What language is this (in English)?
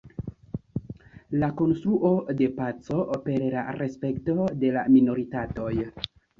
Esperanto